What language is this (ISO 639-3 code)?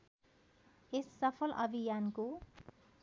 nep